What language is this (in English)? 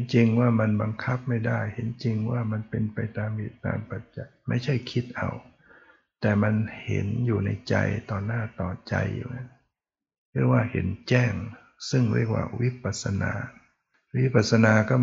Thai